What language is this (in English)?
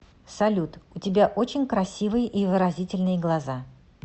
Russian